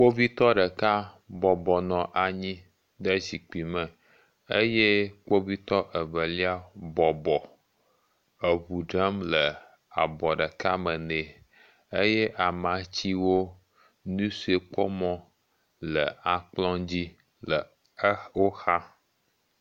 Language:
Ewe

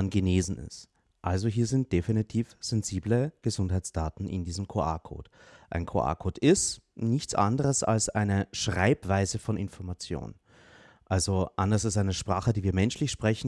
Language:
German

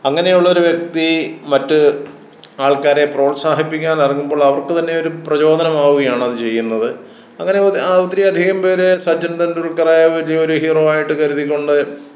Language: Malayalam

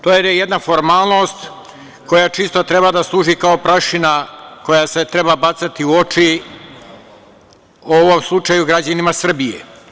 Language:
Serbian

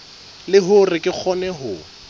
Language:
Southern Sotho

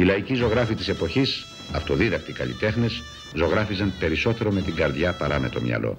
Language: Greek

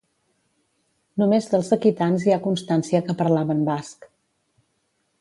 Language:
Catalan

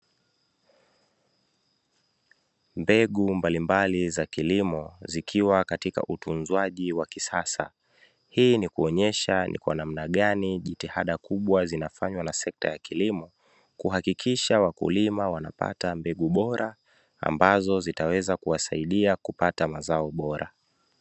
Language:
Swahili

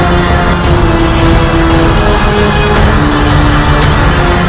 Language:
Indonesian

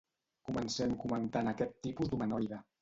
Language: Catalan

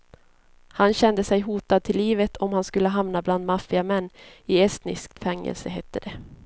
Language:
Swedish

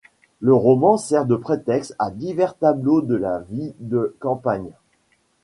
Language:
French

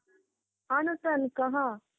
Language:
Odia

